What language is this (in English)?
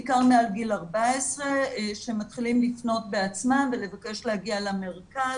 Hebrew